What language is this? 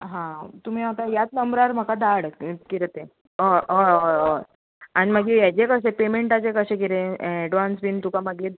Konkani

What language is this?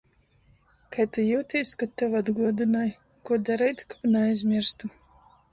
Latgalian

